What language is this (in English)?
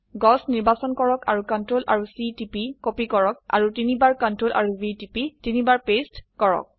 Assamese